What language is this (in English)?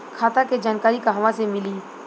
Bhojpuri